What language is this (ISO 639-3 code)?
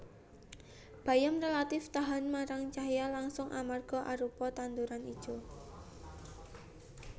jav